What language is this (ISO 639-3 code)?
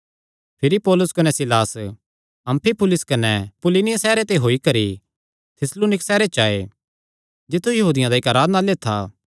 xnr